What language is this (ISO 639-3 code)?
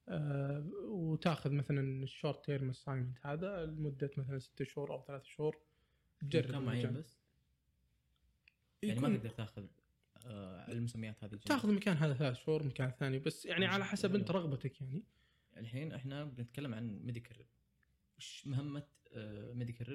ara